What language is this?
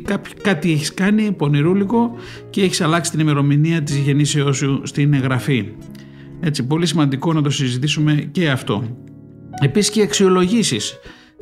Greek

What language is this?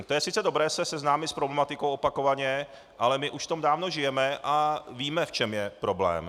Czech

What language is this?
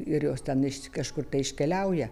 Lithuanian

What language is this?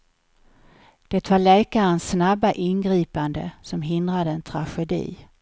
Swedish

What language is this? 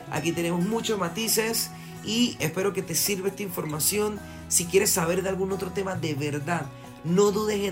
Spanish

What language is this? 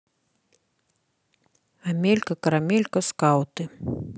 Russian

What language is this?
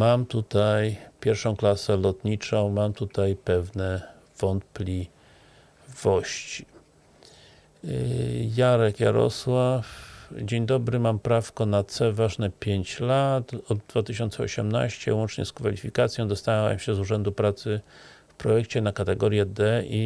Polish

